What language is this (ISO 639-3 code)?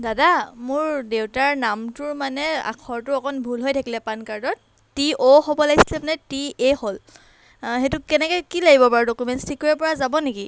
asm